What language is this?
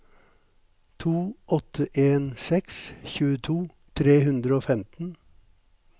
Norwegian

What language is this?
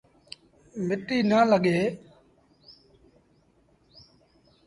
Sindhi Bhil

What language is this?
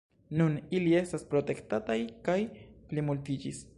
Esperanto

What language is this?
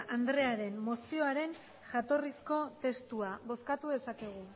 Basque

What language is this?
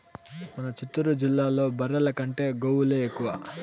Telugu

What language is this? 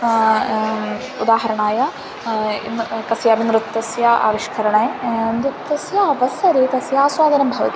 Sanskrit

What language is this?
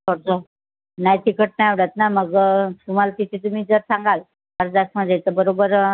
Marathi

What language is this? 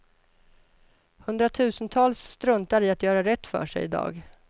Swedish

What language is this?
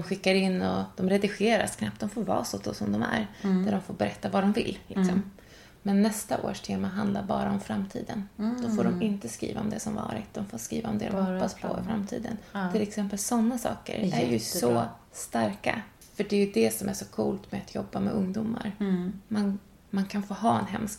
Swedish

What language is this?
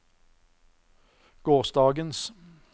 Norwegian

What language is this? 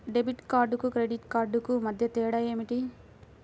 Telugu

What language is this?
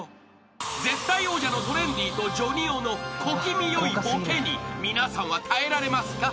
Japanese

